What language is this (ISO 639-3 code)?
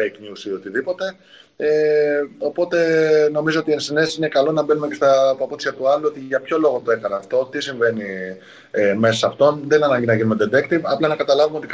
ell